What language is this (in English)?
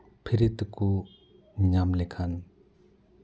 Santali